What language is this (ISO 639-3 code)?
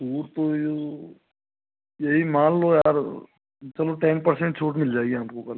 hin